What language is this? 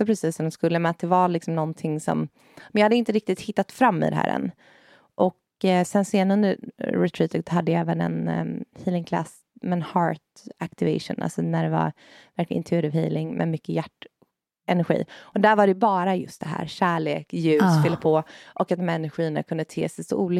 Swedish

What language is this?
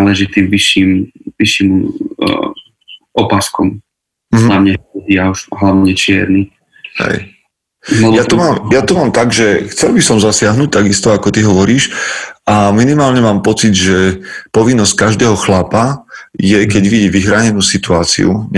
Slovak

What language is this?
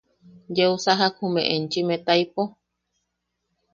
Yaqui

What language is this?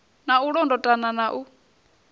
Venda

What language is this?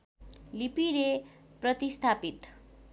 Nepali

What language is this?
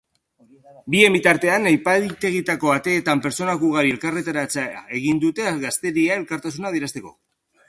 Basque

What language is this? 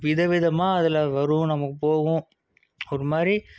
Tamil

